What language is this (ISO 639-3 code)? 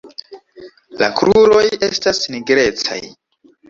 epo